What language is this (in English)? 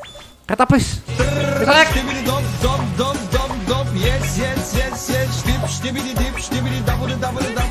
Indonesian